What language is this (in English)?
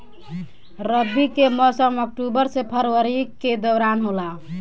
Bhojpuri